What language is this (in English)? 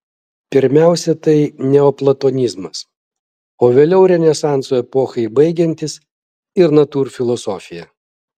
Lithuanian